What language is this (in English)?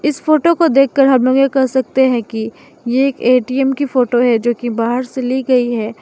Hindi